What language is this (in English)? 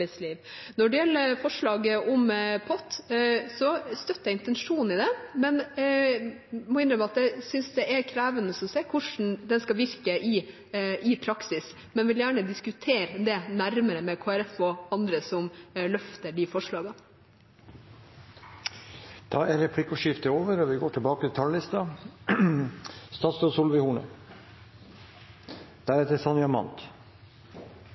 Norwegian